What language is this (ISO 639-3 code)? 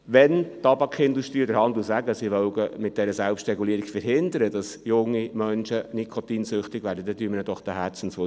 gsw